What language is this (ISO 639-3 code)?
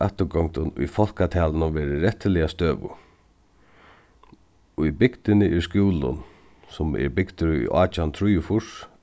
fao